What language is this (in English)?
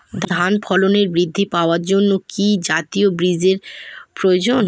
Bangla